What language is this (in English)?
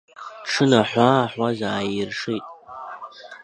Abkhazian